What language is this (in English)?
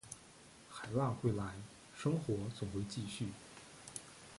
Chinese